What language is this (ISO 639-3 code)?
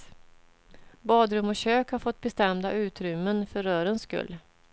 swe